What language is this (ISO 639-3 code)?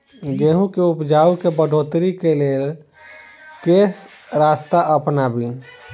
mai